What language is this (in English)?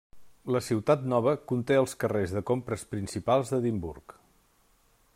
Catalan